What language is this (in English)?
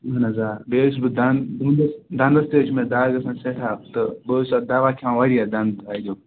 Kashmiri